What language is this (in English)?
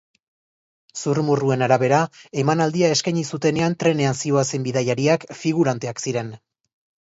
Basque